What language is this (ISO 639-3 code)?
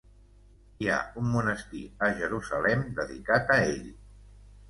cat